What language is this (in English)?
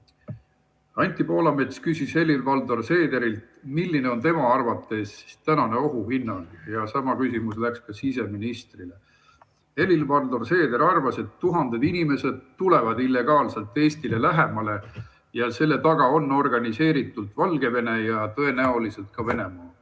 Estonian